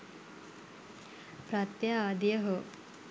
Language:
Sinhala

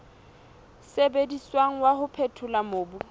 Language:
Southern Sotho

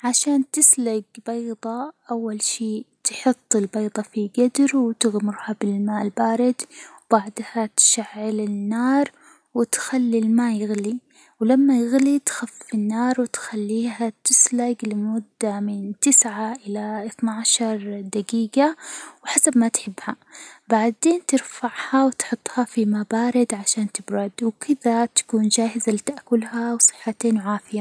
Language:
Hijazi Arabic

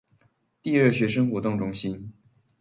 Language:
Chinese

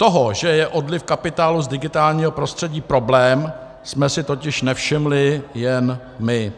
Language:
Czech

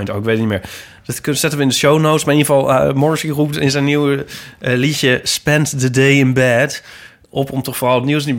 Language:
Dutch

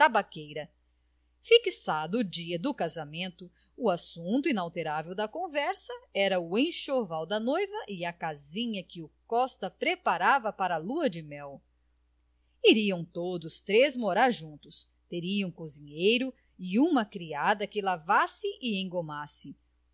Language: Portuguese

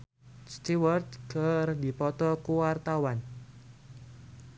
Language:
Sundanese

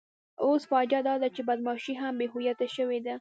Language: Pashto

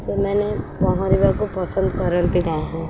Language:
Odia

